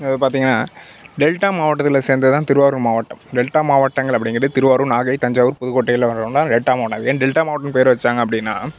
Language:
Tamil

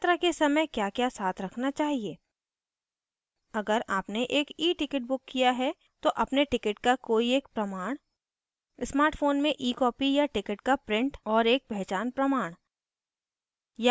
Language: Hindi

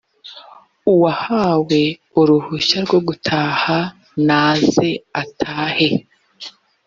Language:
Kinyarwanda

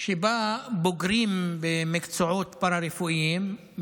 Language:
Hebrew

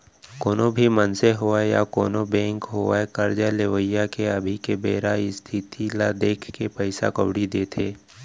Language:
Chhattisgarhi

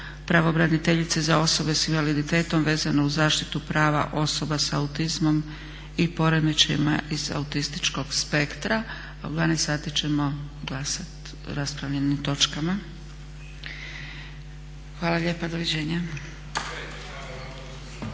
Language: Croatian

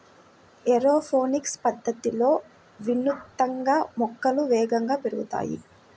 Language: Telugu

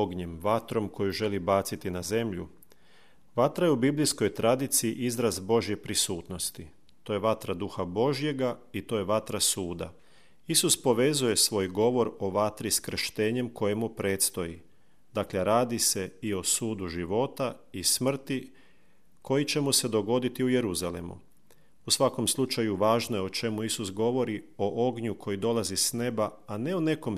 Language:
Croatian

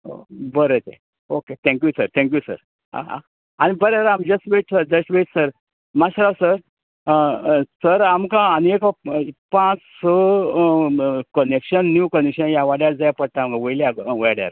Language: Konkani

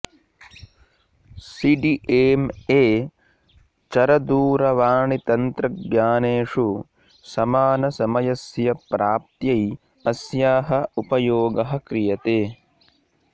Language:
Sanskrit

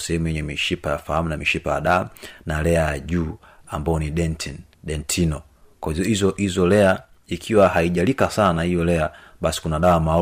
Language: Swahili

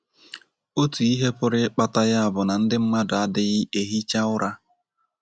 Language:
Igbo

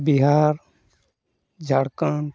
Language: Santali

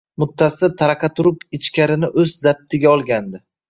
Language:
Uzbek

